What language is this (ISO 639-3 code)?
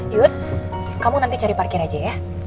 ind